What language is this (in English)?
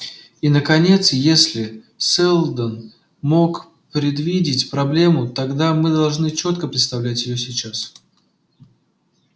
Russian